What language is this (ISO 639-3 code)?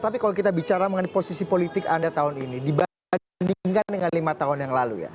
ind